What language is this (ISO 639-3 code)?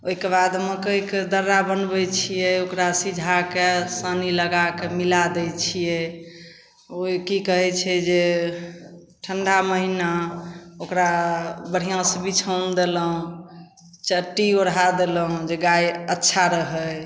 mai